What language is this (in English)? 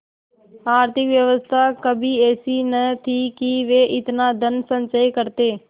Hindi